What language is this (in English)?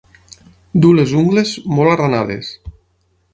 Catalan